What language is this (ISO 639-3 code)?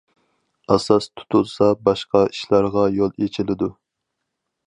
uig